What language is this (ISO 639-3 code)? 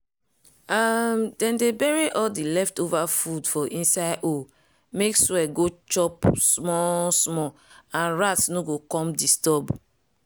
pcm